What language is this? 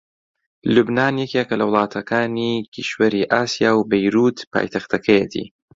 Central Kurdish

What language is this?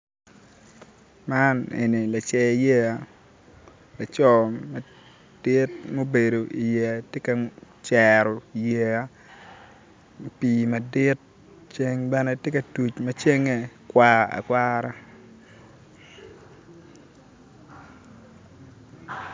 Acoli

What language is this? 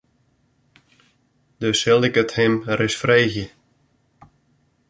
Western Frisian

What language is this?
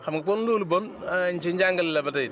Wolof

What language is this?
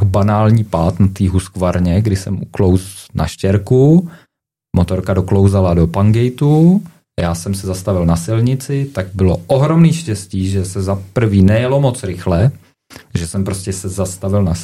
Czech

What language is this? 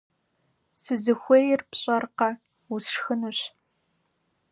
Kabardian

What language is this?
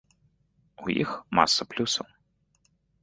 Belarusian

